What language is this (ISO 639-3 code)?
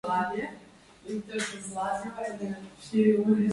slv